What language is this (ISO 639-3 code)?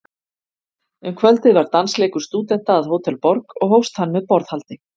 isl